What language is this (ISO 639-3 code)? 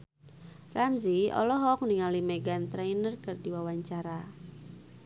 sun